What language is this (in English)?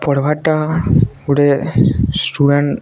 Odia